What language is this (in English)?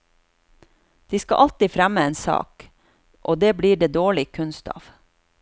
Norwegian